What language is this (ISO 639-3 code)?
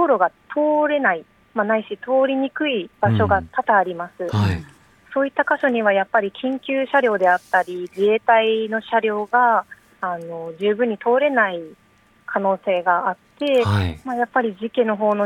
jpn